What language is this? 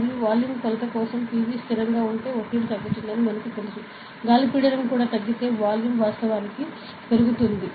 Telugu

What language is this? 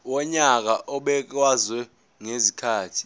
Zulu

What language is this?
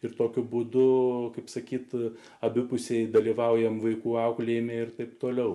Lithuanian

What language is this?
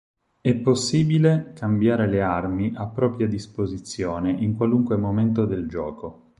Italian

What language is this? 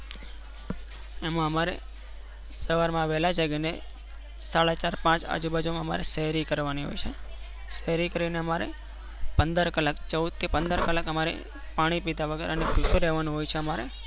Gujarati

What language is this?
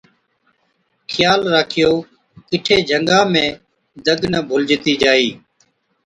Od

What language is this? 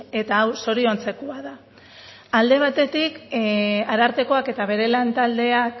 Basque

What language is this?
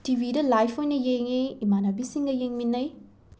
Manipuri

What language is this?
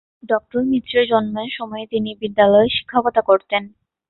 Bangla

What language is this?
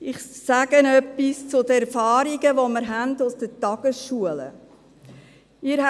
Swiss German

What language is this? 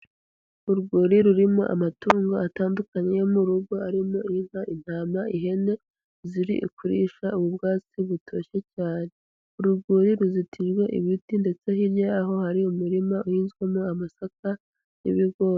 Kinyarwanda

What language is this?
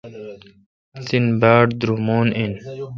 Kalkoti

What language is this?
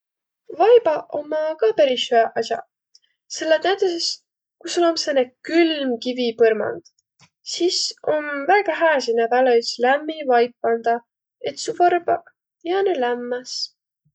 Võro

